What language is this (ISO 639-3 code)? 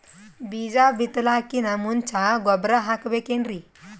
kan